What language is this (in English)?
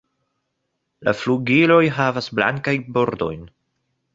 Esperanto